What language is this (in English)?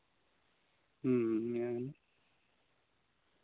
Santali